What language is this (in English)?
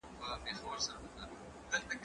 Pashto